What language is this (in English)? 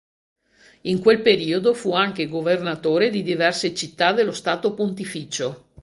Italian